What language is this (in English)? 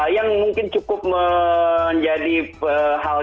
Indonesian